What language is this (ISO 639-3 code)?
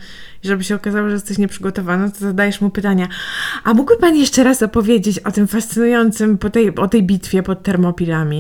pol